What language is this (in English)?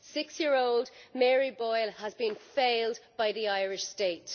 English